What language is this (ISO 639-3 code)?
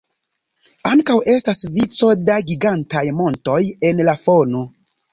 epo